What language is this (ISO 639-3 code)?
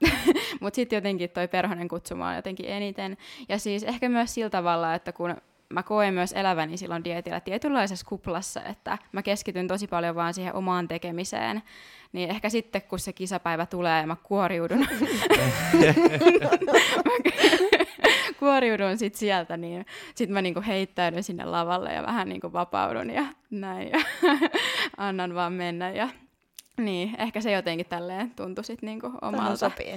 fin